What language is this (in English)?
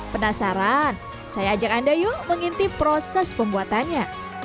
Indonesian